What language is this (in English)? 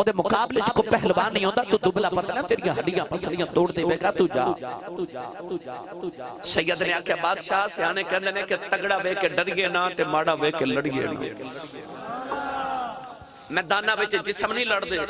Punjabi